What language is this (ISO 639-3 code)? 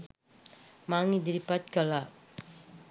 sin